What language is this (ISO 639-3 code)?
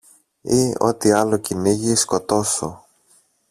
ell